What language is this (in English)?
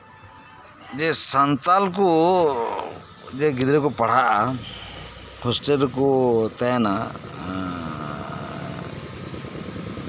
Santali